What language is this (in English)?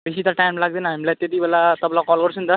Nepali